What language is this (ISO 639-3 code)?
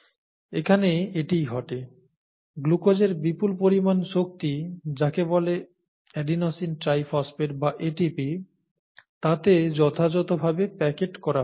ben